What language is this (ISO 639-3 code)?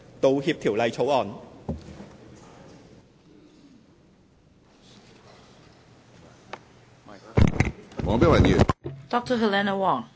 yue